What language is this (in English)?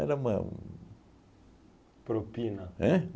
Portuguese